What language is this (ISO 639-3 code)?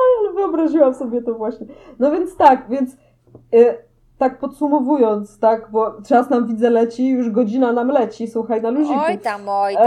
pol